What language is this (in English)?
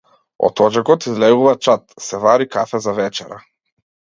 Macedonian